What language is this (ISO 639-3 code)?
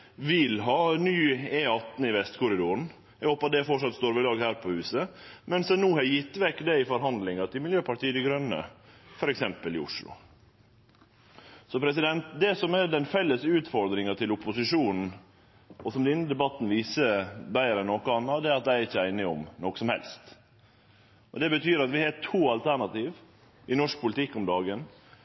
nno